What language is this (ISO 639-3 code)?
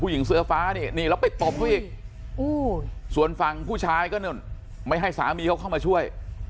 tha